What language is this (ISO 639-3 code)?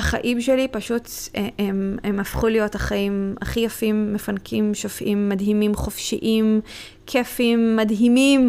heb